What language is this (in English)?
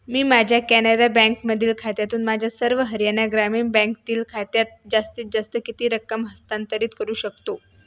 Marathi